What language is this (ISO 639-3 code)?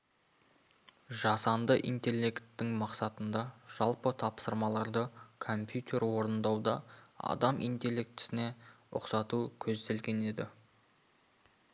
kaz